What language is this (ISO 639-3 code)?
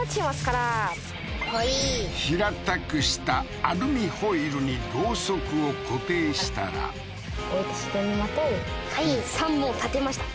jpn